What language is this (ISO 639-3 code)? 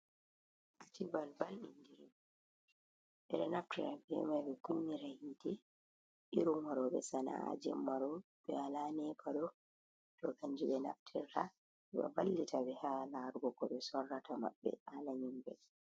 ful